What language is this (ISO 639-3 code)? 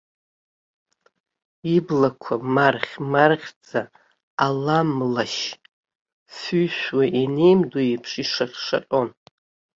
abk